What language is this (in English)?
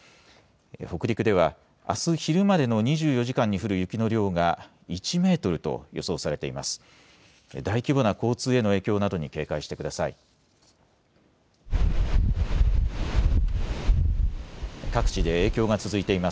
Japanese